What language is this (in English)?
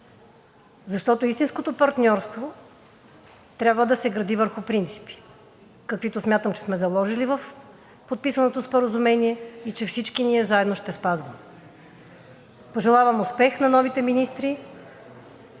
Bulgarian